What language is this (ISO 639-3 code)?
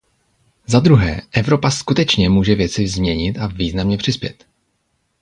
ces